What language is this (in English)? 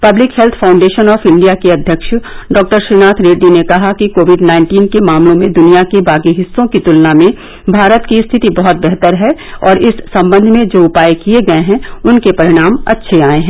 Hindi